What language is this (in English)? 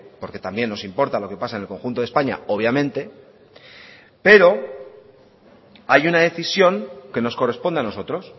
Spanish